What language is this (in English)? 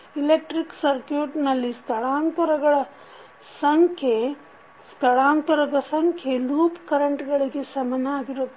Kannada